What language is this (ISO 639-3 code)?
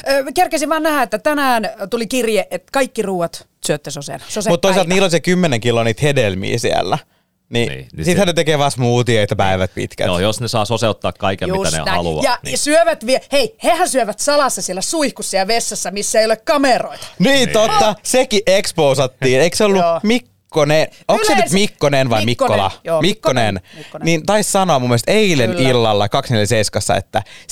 fin